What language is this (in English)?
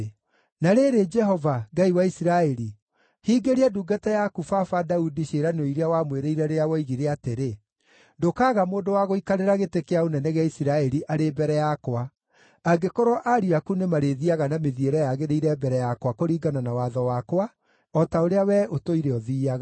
Kikuyu